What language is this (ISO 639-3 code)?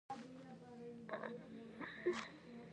pus